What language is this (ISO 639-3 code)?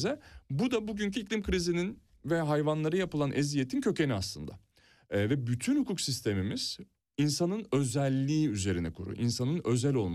tur